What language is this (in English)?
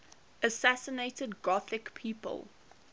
English